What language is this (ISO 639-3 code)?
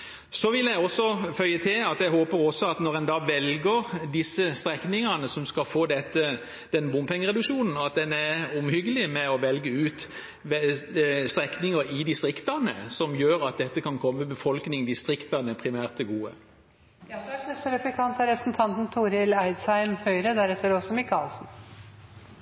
nor